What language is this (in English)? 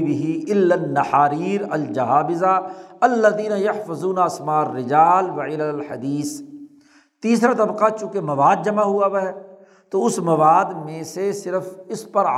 Urdu